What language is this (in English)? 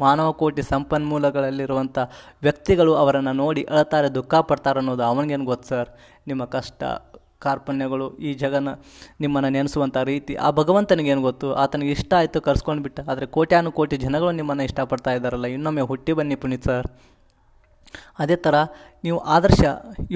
Arabic